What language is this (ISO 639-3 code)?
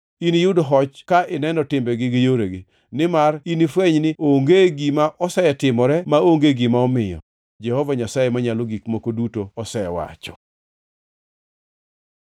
luo